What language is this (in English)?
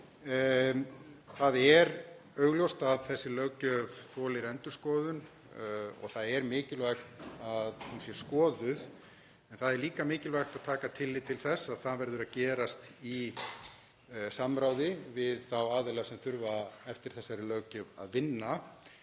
Icelandic